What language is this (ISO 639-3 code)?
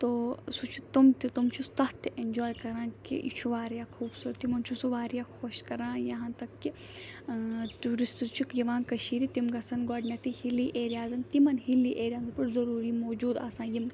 kas